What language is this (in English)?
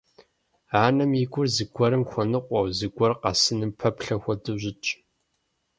Kabardian